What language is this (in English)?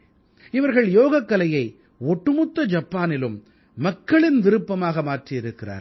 Tamil